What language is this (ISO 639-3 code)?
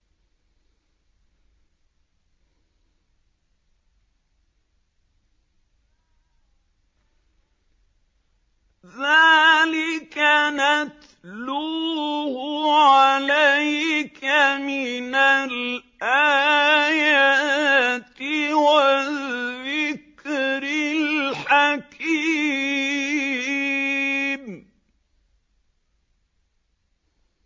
ara